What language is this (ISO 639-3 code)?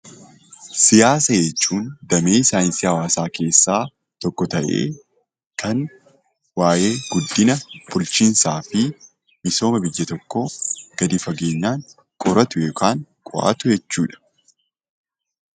orm